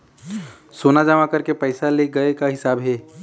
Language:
Chhattisgarhi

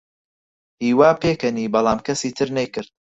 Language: Central Kurdish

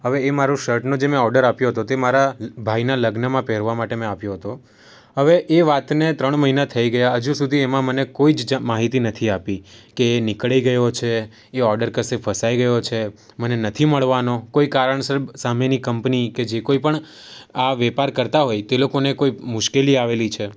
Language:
Gujarati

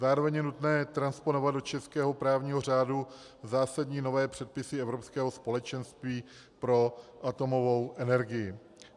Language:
Czech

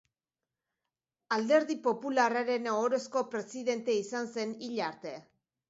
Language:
Basque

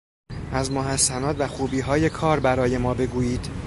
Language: Persian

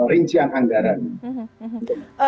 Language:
Indonesian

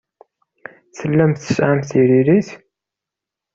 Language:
Kabyle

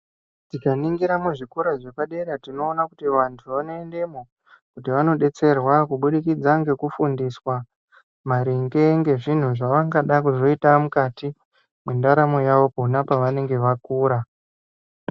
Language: Ndau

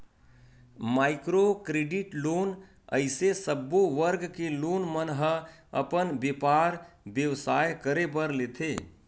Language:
Chhattisgarhi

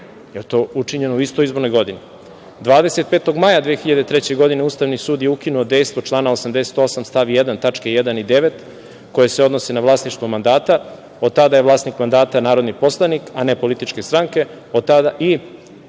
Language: Serbian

